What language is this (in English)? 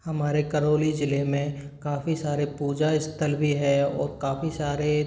Hindi